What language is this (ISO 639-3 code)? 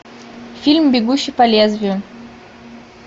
rus